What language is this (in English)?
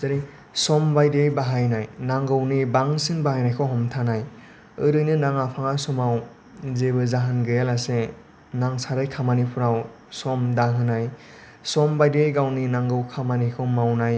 Bodo